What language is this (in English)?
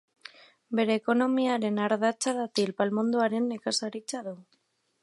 Basque